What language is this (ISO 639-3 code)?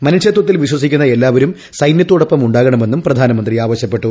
mal